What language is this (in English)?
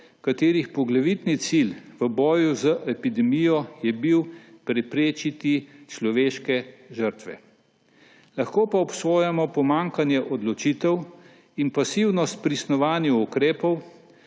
Slovenian